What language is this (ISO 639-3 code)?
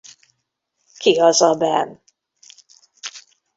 hun